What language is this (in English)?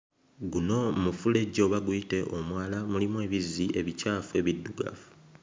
Ganda